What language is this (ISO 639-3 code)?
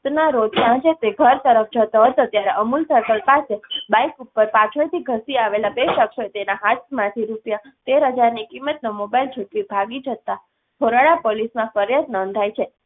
guj